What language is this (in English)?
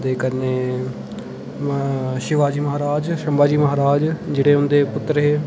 Dogri